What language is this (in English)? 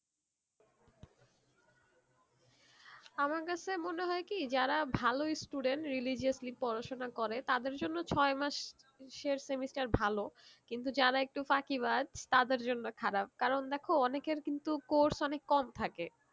Bangla